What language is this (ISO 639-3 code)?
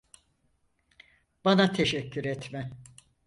tur